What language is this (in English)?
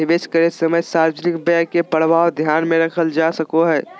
Magahi